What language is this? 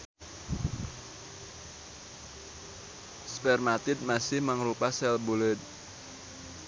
Sundanese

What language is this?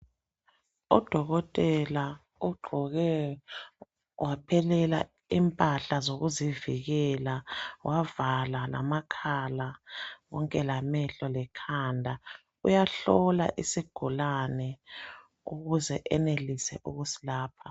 North Ndebele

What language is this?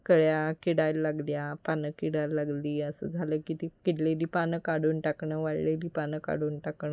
Marathi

